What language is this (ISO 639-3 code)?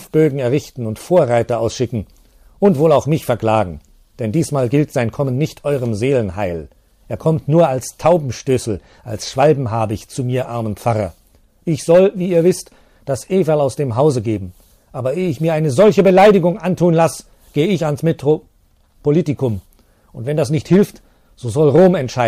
deu